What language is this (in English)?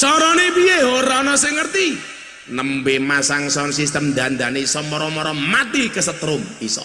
Indonesian